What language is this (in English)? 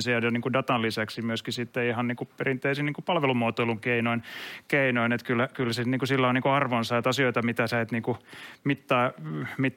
Finnish